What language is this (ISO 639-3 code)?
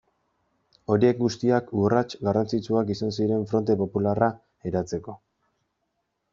eus